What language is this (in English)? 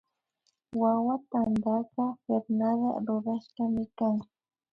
Imbabura Highland Quichua